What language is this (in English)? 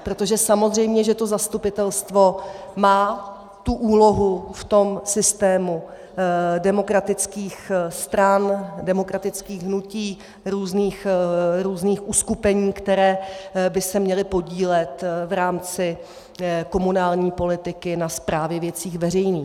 Czech